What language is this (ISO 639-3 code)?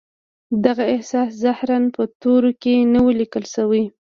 pus